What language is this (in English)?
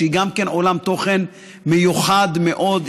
Hebrew